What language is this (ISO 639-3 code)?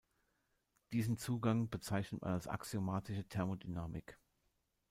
deu